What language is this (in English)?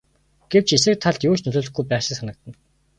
Mongolian